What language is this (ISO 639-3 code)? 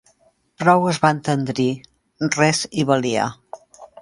cat